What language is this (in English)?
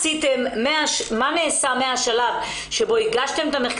Hebrew